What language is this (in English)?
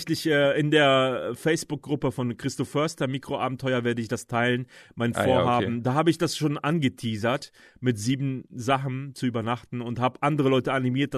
German